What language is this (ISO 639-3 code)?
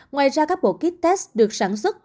vie